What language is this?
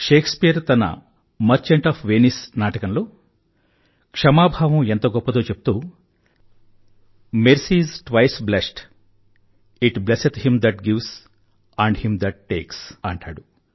Telugu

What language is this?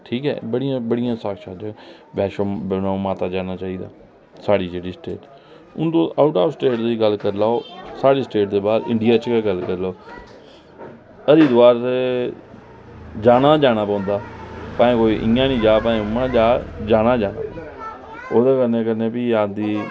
Dogri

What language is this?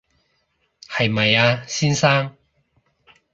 Cantonese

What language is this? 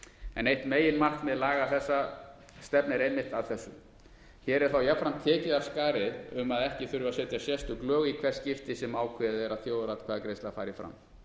Icelandic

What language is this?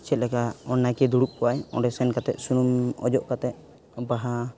Santali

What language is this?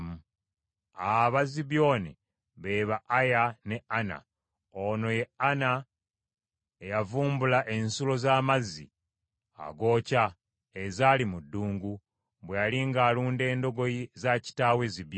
Ganda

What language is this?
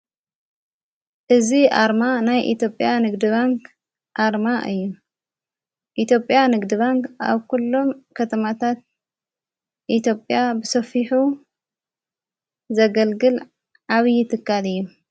Tigrinya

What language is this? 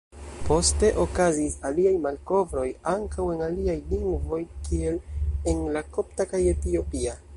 Esperanto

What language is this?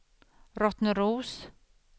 Swedish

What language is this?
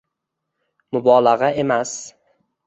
Uzbek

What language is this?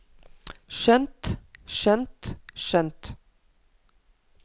Norwegian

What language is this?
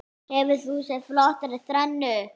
Icelandic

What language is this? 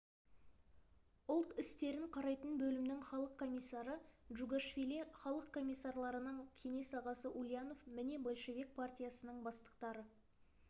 Kazakh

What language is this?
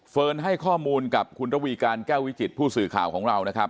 Thai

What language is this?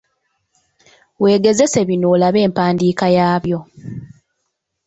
Ganda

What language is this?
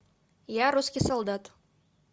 Russian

